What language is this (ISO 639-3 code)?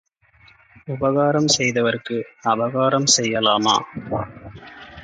tam